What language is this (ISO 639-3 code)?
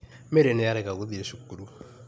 kik